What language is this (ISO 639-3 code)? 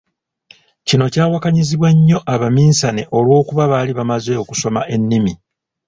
lug